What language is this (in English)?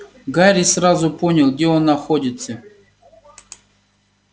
Russian